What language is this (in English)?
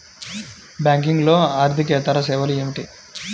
Telugu